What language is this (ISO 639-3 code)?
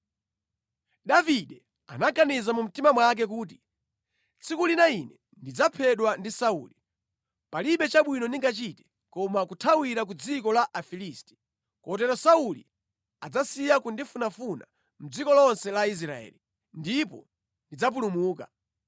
nya